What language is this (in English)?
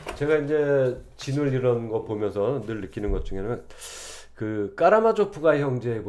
Korean